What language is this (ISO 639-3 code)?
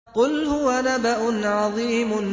ara